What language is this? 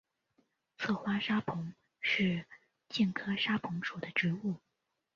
Chinese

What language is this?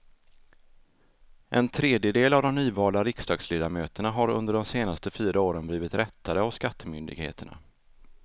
Swedish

